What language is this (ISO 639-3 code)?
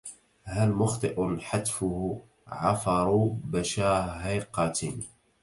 ara